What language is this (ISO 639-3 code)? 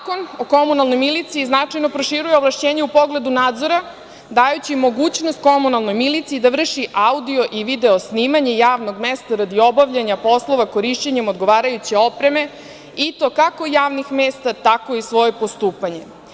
srp